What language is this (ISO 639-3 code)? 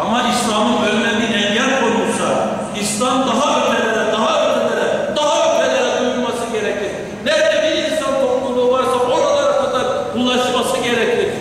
tur